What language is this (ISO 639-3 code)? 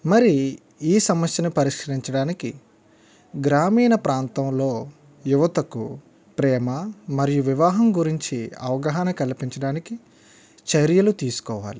tel